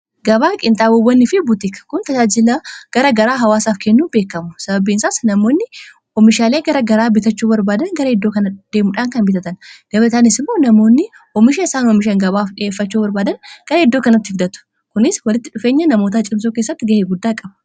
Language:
Oromo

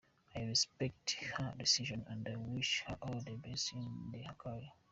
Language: Kinyarwanda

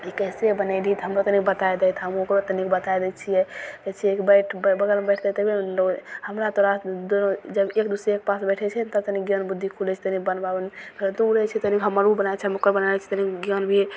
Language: Maithili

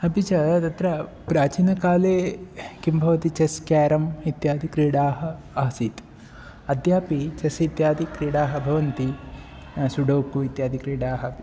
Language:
Sanskrit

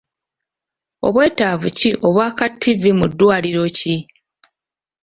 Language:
Ganda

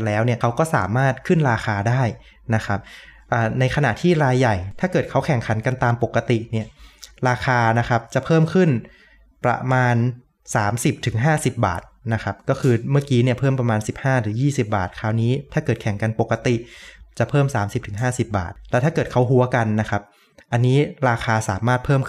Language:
Thai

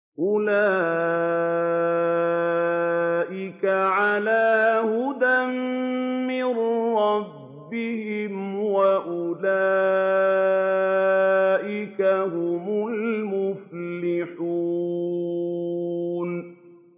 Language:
Arabic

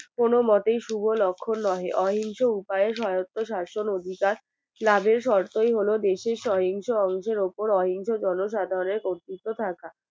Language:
Bangla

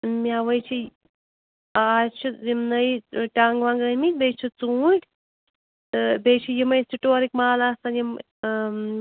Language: Kashmiri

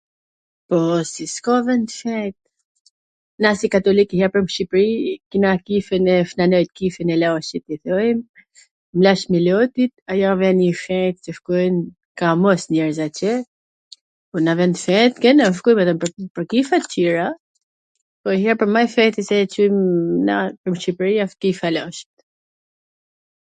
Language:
Gheg Albanian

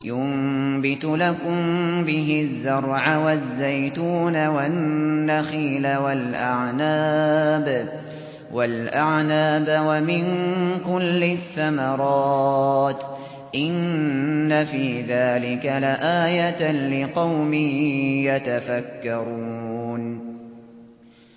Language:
Arabic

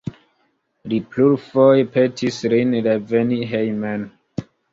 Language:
Esperanto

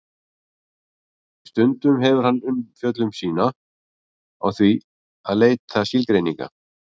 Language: Icelandic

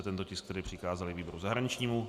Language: Czech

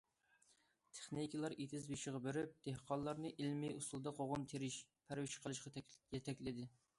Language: Uyghur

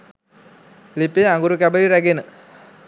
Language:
Sinhala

